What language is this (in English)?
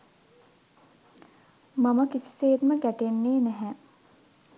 Sinhala